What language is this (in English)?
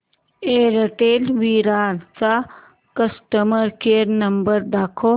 Marathi